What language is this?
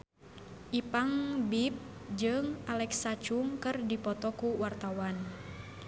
Sundanese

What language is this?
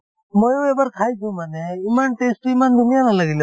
Assamese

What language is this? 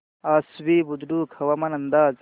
Marathi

